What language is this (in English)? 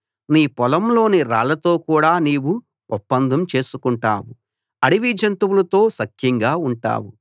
Telugu